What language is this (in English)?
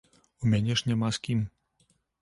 Belarusian